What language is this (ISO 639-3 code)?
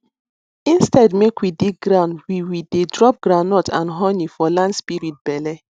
pcm